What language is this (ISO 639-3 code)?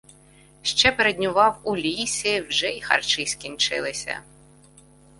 ukr